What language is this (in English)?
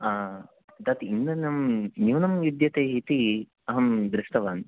Sanskrit